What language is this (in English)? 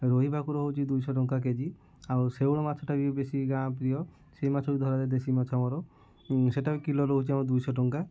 Odia